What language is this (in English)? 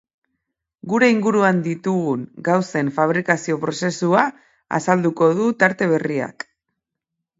Basque